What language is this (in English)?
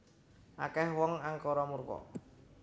Javanese